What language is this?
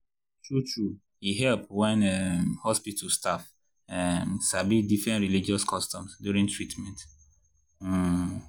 Nigerian Pidgin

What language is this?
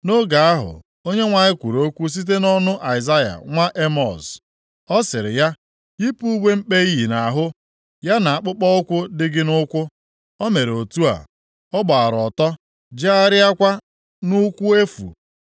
Igbo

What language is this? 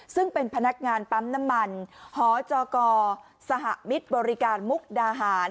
Thai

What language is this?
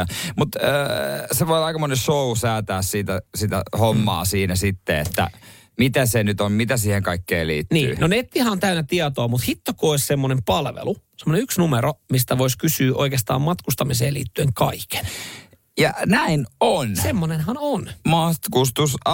Finnish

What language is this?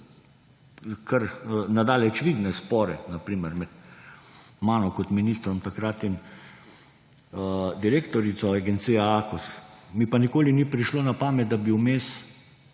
Slovenian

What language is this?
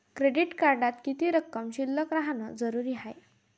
Marathi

